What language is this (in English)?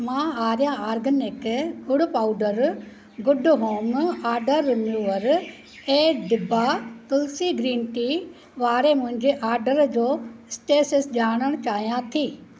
Sindhi